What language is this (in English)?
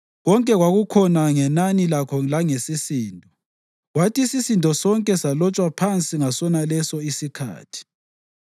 North Ndebele